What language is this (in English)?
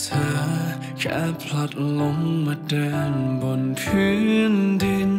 Thai